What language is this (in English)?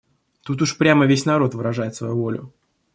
Russian